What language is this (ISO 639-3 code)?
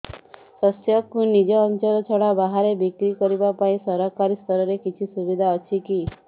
ori